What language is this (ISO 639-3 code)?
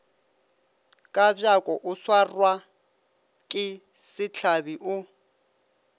nso